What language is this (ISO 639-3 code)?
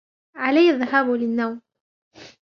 ara